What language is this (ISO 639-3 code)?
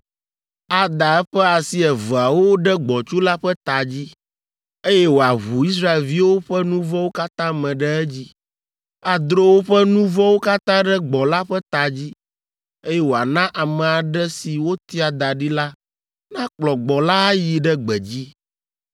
ewe